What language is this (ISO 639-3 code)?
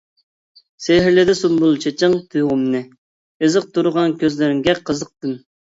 uig